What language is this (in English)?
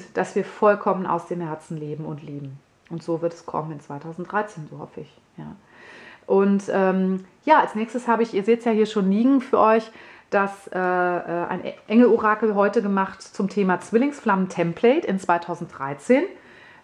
German